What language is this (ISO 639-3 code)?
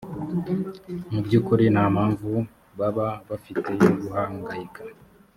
kin